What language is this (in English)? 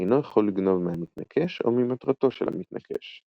Hebrew